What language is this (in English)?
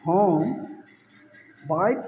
Maithili